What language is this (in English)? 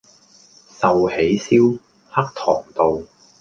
Cantonese